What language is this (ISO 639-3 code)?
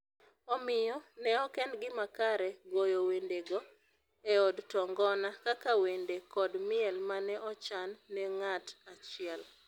luo